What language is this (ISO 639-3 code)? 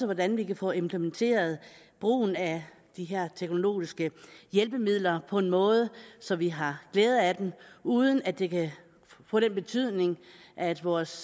dan